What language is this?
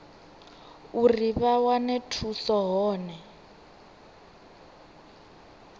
Venda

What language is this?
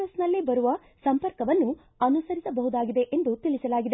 Kannada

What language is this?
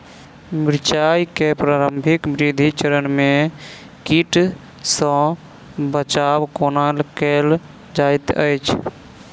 Maithili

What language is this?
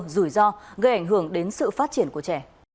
Vietnamese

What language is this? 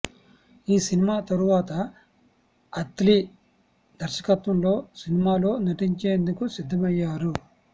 Telugu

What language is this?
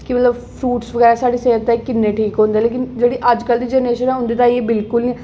Dogri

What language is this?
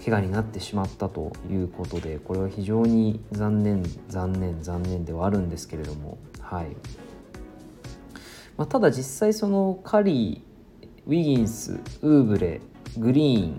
Japanese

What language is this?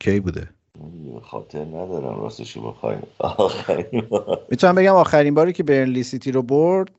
Persian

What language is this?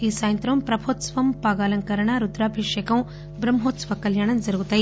Telugu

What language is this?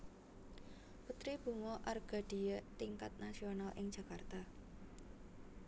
Javanese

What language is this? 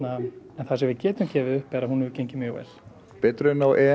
Icelandic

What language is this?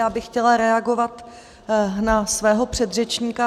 Czech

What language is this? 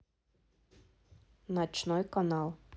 Russian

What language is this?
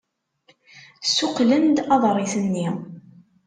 Kabyle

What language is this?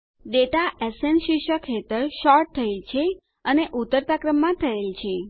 Gujarati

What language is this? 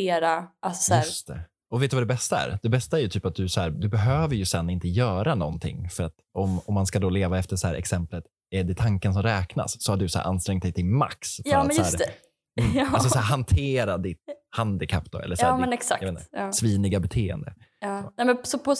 Swedish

